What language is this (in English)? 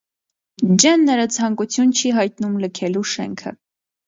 Armenian